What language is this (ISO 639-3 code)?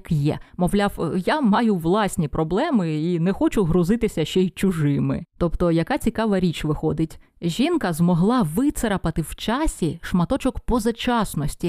ukr